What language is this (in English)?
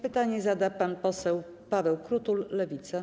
Polish